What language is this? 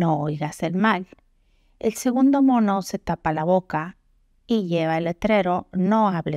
Spanish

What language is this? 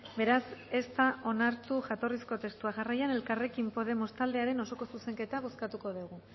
Basque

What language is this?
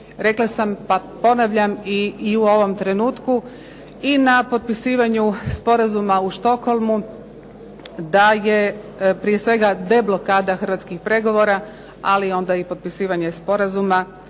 Croatian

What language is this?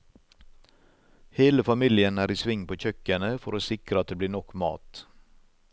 Norwegian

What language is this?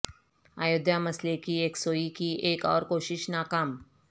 Urdu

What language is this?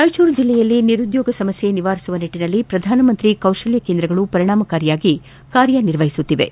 Kannada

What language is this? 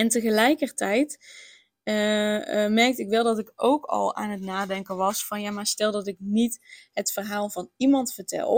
Dutch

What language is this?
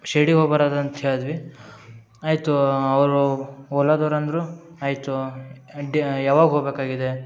Kannada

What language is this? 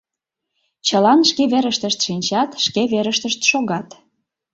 Mari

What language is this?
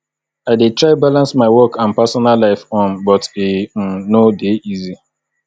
Nigerian Pidgin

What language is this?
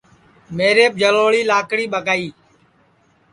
Sansi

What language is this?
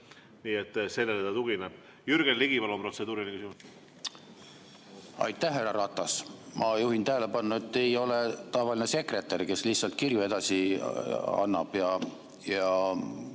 Estonian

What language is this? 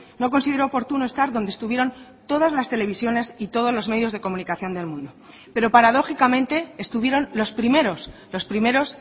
Spanish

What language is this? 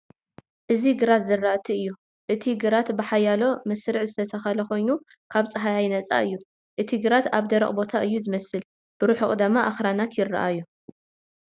Tigrinya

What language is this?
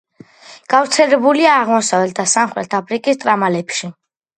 Georgian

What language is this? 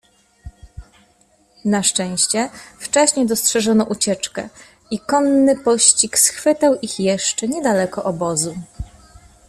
Polish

